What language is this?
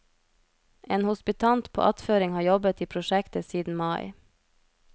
Norwegian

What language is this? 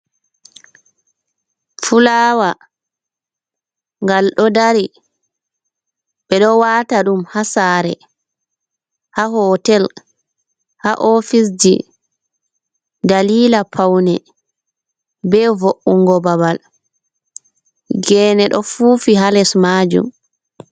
Fula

